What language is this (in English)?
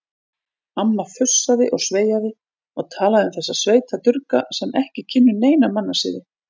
Icelandic